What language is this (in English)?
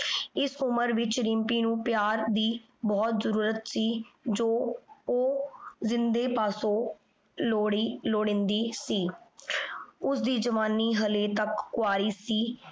Punjabi